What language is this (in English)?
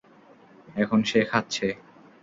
Bangla